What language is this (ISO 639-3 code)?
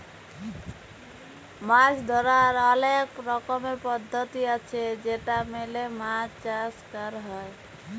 ben